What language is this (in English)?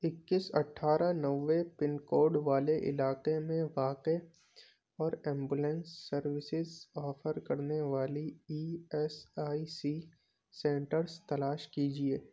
Urdu